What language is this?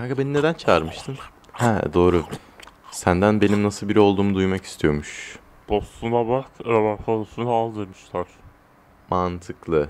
Turkish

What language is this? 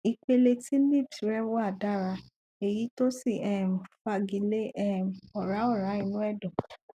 Yoruba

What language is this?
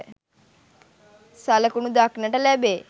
Sinhala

